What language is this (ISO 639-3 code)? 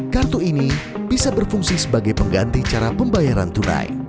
ind